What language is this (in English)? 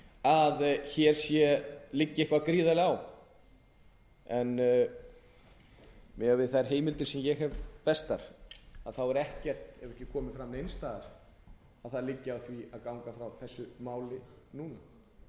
Icelandic